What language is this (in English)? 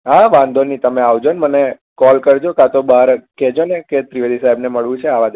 Gujarati